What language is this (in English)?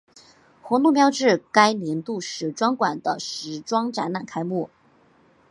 Chinese